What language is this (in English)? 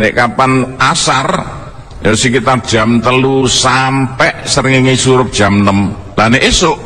Indonesian